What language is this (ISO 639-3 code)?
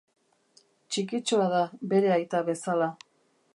eus